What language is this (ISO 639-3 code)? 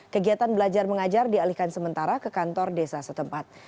ind